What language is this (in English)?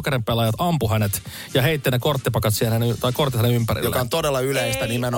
Finnish